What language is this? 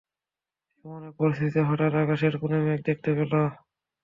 Bangla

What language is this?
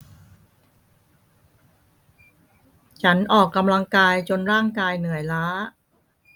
Thai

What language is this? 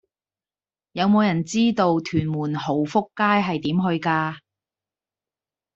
Cantonese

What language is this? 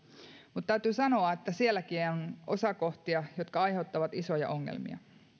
Finnish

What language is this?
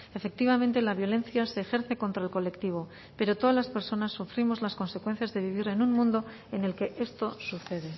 Spanish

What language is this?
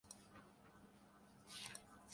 Urdu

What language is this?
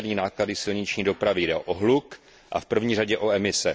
Czech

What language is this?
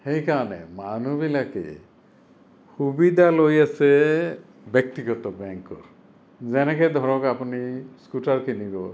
Assamese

